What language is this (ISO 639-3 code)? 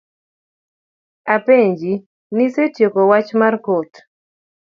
luo